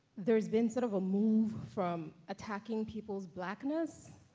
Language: English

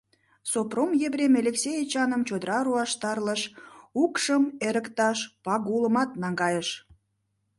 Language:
Mari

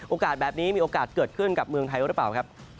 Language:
Thai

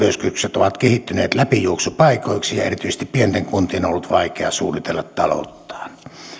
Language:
Finnish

